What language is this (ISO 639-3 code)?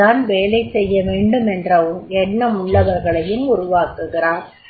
tam